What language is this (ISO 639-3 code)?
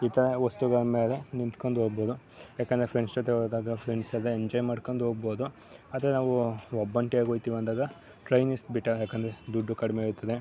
kan